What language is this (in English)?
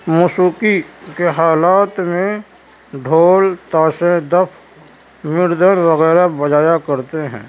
Urdu